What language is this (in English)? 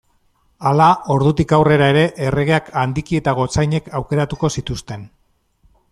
Basque